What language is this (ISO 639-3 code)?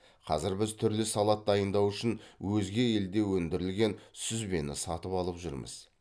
kaz